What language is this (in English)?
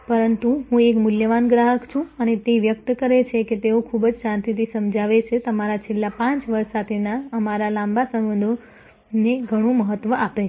Gujarati